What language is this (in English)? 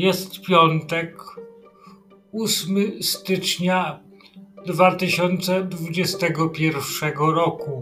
Polish